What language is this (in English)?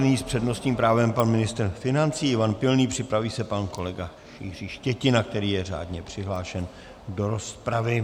Czech